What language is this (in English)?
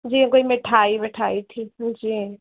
Sindhi